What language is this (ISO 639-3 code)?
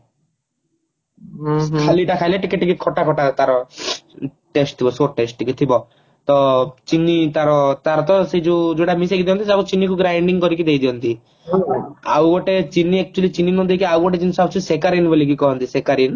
ori